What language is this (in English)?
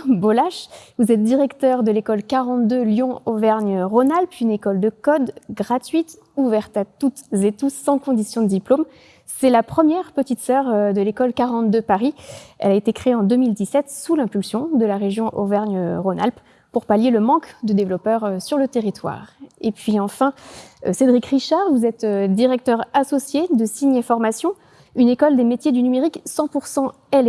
French